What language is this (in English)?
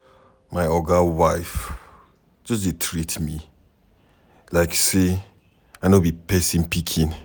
Nigerian Pidgin